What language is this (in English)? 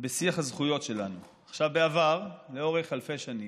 Hebrew